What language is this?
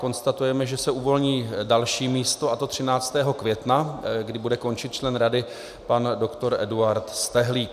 Czech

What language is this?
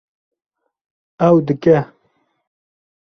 Kurdish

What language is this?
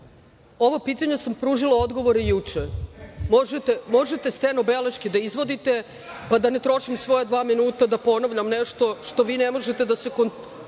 Serbian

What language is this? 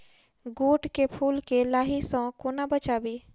Maithili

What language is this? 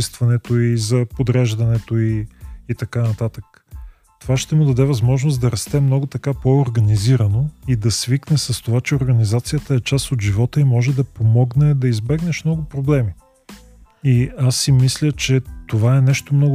Bulgarian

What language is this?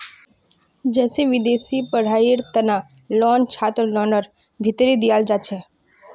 Magahi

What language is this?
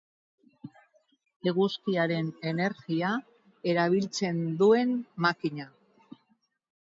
Basque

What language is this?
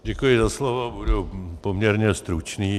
Czech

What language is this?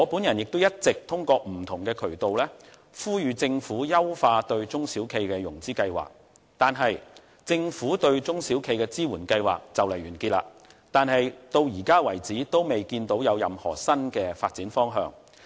Cantonese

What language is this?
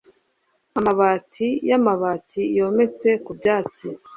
Kinyarwanda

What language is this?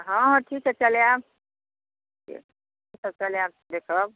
Maithili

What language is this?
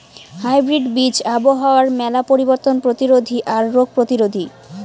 Bangla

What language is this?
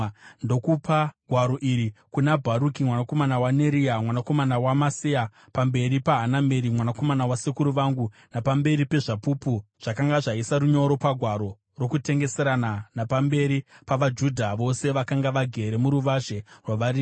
Shona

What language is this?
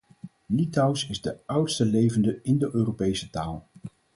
Dutch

